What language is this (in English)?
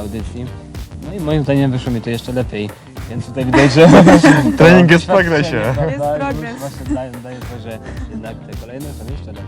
Polish